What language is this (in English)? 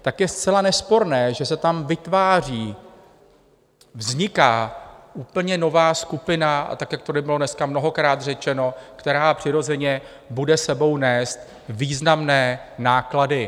Czech